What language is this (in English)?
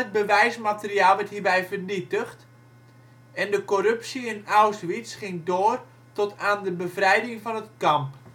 Dutch